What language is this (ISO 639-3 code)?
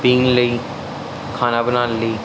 pan